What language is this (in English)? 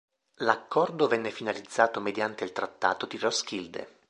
Italian